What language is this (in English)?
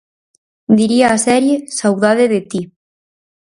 Galician